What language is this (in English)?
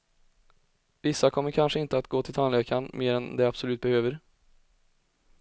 Swedish